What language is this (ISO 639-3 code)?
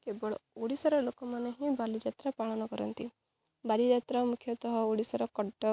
ori